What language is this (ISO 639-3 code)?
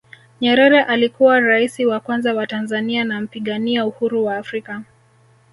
swa